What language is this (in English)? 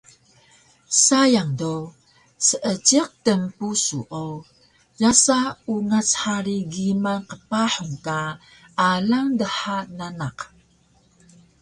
Taroko